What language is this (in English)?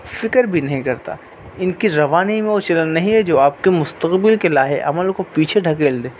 Urdu